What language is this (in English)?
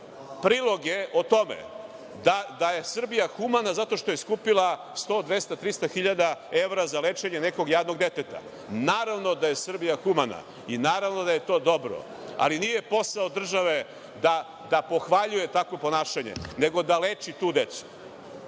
Serbian